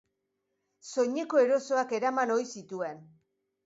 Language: Basque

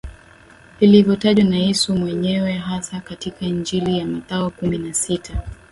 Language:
Swahili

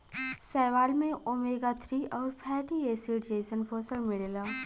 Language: Bhojpuri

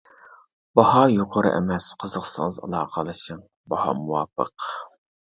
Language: Uyghur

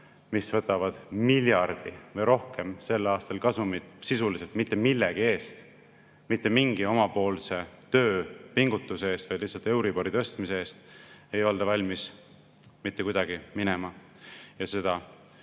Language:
Estonian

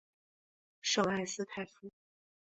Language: Chinese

